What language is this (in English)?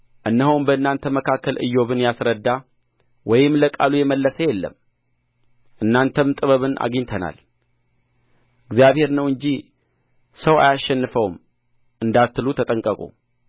Amharic